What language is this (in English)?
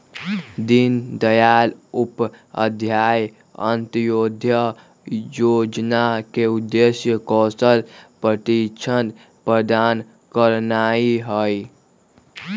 Magahi